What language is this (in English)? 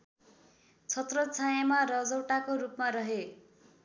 Nepali